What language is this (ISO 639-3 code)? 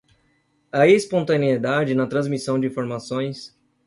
por